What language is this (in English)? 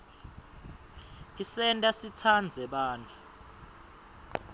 Swati